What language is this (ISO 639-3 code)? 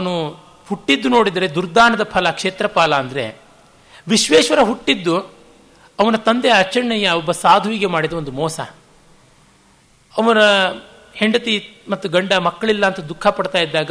kan